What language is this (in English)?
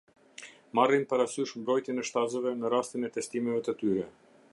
Albanian